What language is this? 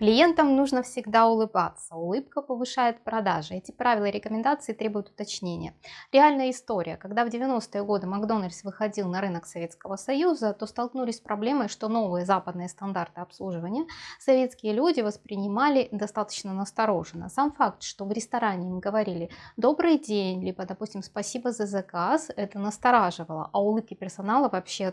Russian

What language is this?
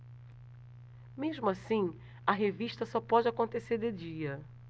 Portuguese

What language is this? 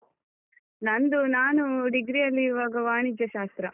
Kannada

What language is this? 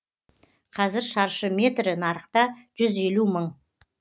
Kazakh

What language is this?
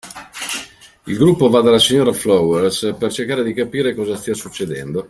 Italian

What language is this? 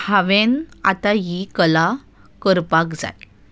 Konkani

